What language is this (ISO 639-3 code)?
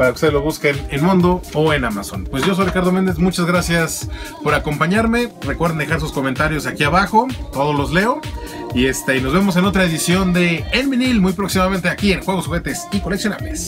spa